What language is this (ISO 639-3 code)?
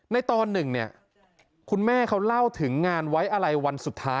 tha